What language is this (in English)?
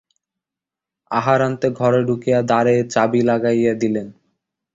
Bangla